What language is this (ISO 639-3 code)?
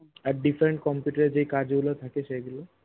ben